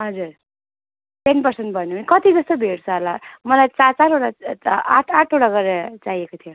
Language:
Nepali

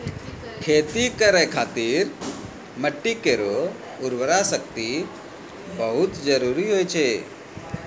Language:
Maithili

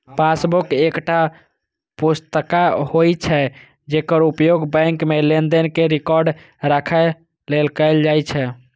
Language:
Maithili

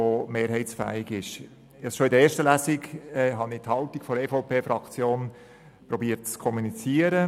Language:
Swiss German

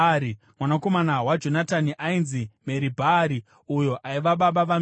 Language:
Shona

